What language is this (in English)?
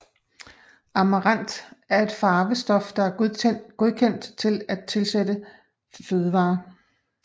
Danish